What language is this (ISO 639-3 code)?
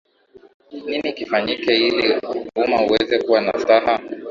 swa